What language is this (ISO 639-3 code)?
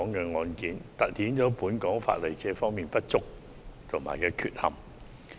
yue